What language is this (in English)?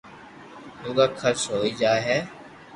Loarki